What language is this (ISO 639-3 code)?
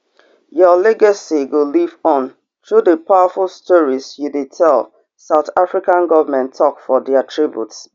pcm